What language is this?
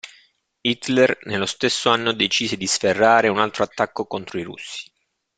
Italian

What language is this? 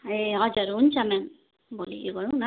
Nepali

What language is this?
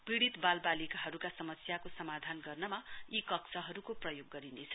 Nepali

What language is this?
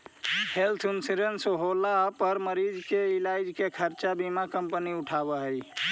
Magahi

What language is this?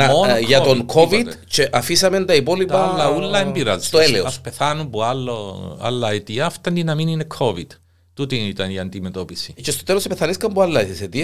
Greek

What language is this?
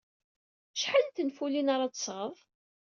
Kabyle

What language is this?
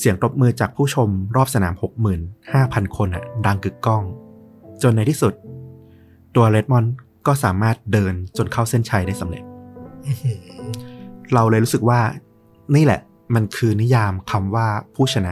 Thai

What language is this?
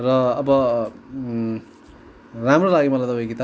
Nepali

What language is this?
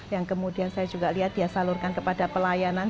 Indonesian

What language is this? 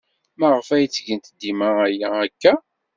Kabyle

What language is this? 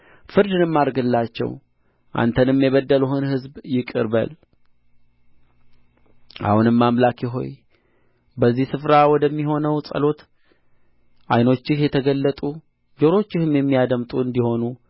Amharic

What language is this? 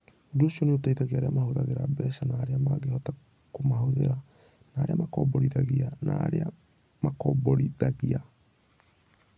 Kikuyu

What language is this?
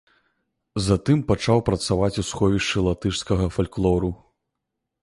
Belarusian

